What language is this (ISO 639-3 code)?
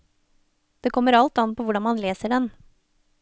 nor